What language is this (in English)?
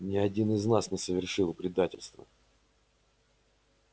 Russian